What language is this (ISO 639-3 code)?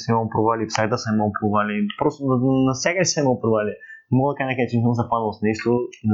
bul